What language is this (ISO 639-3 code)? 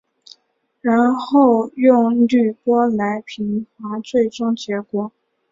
zho